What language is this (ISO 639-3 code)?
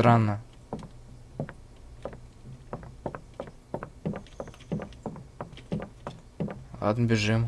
rus